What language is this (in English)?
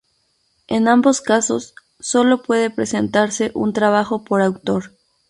Spanish